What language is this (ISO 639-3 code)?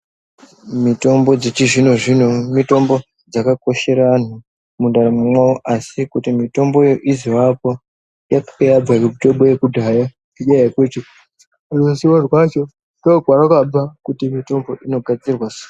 ndc